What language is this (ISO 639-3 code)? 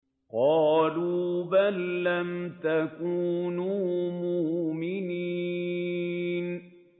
ara